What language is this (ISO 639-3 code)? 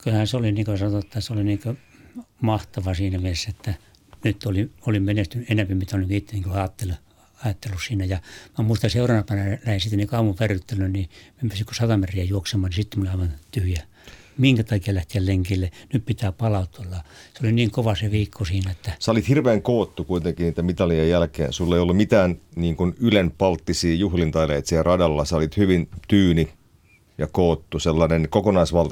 fin